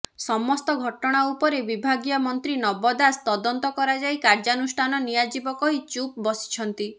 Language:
Odia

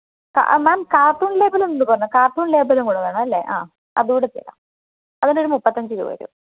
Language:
Malayalam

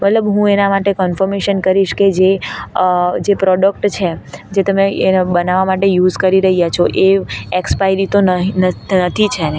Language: Gujarati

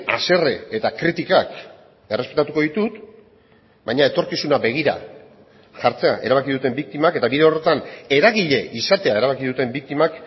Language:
Basque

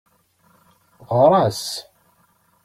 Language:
Kabyle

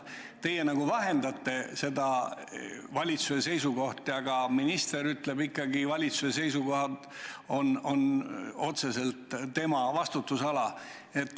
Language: Estonian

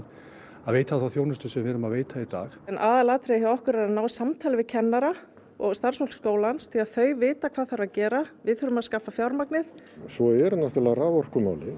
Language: Icelandic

